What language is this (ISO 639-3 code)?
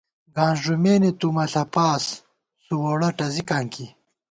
gwt